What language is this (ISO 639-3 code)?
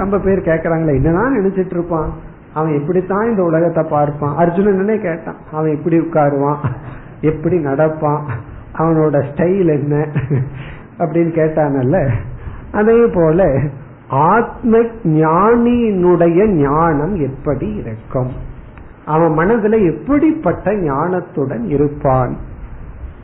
tam